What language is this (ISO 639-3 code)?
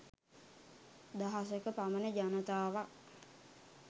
sin